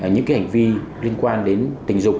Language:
Vietnamese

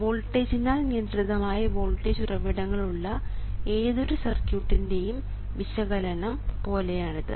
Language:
Malayalam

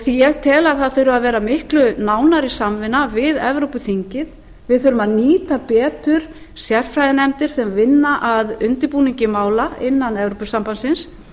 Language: Icelandic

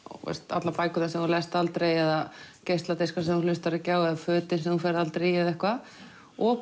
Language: Icelandic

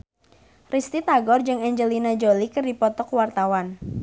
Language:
Sundanese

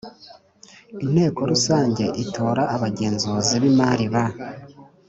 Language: Kinyarwanda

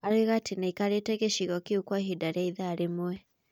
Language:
Kikuyu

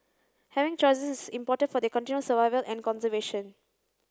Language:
English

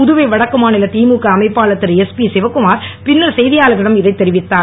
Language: Tamil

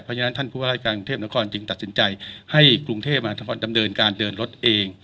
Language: Thai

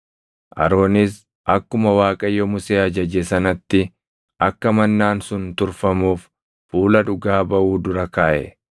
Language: Oromo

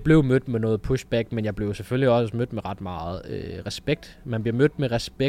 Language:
Danish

